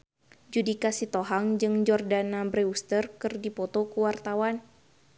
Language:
Sundanese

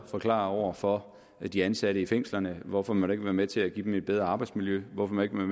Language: Danish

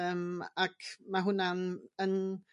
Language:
Welsh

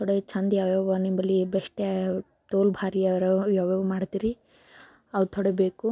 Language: Kannada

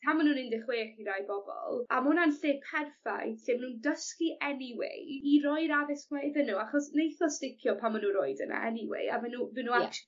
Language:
Welsh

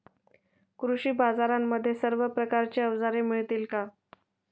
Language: Marathi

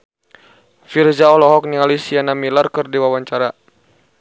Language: Sundanese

